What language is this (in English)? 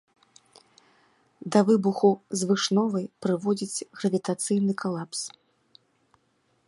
Belarusian